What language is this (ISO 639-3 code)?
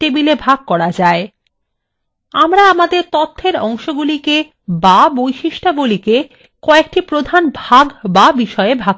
ben